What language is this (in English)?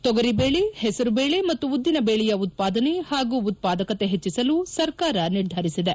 Kannada